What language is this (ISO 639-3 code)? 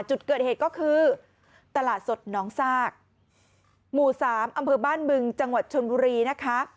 tha